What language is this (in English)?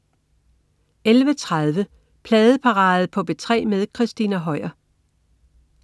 Danish